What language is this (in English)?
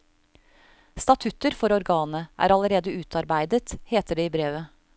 Norwegian